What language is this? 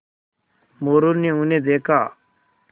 Hindi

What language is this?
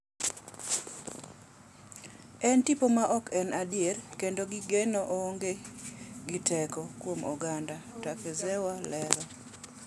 Luo (Kenya and Tanzania)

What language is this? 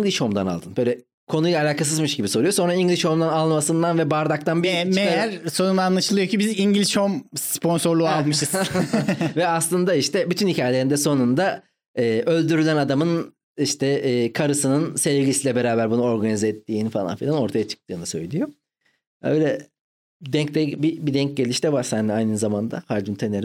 Turkish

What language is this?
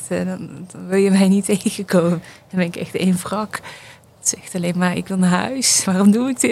Dutch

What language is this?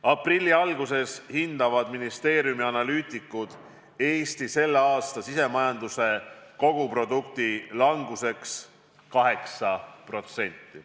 Estonian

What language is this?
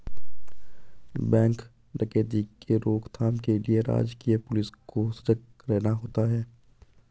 Hindi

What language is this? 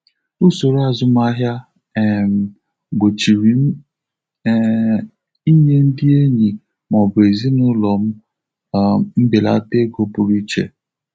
Igbo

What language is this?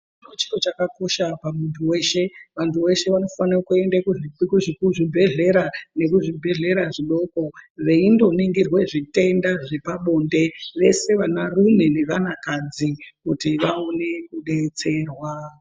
Ndau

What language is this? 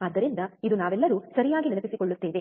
Kannada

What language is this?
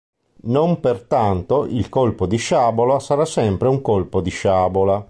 Italian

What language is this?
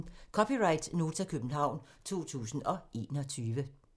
Danish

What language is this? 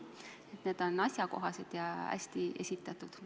Estonian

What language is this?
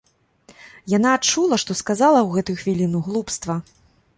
Belarusian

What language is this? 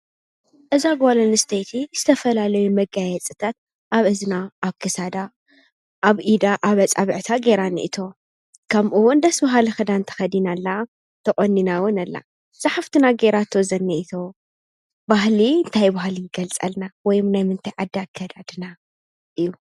Tigrinya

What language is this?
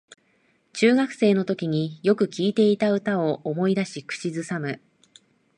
Japanese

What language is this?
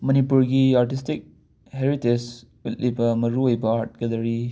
Manipuri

